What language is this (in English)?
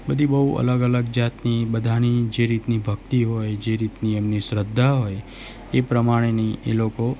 Gujarati